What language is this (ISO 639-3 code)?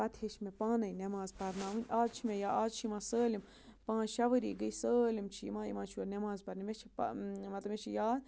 kas